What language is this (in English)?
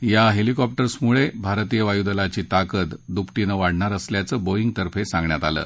Marathi